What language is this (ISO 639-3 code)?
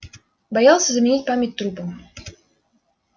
rus